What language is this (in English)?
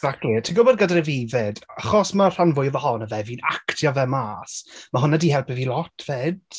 Welsh